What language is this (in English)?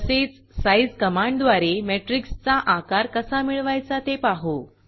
Marathi